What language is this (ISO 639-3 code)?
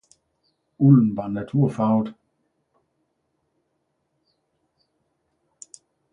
dan